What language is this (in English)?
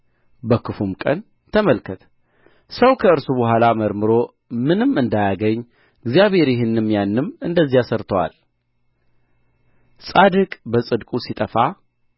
Amharic